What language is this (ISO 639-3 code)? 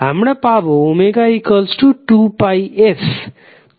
ben